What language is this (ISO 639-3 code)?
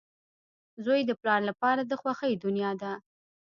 pus